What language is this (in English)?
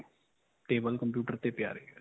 Punjabi